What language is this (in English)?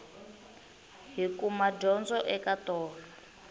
Tsonga